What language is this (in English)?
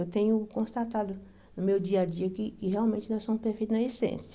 Portuguese